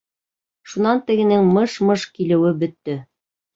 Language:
Bashkir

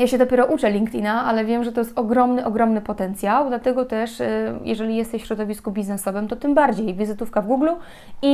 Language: Polish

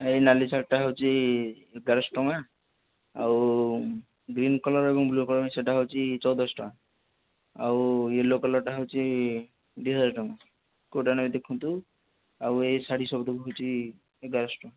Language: Odia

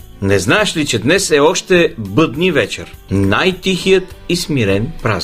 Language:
Bulgarian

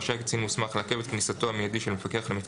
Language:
Hebrew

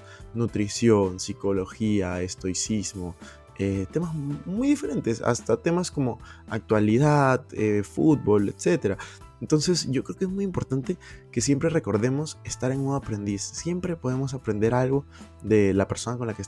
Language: Spanish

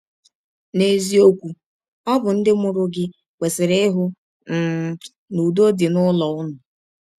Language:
Igbo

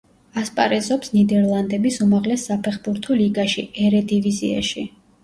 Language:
Georgian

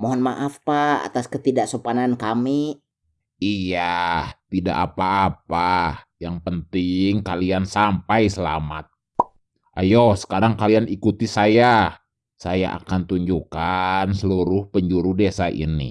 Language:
Indonesian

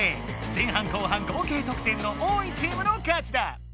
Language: Japanese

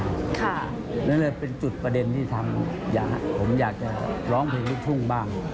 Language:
Thai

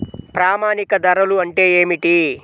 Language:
Telugu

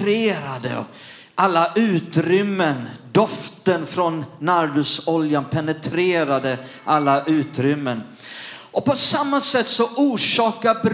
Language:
Swedish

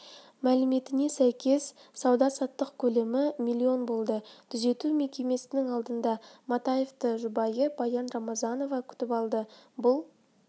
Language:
Kazakh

